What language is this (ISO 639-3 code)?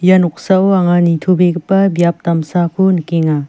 grt